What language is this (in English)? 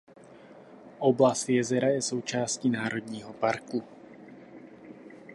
Czech